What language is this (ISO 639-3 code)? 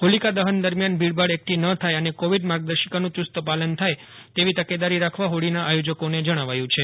guj